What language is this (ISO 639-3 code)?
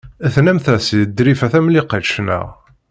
kab